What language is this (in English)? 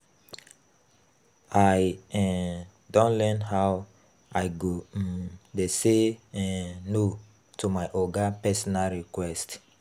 Nigerian Pidgin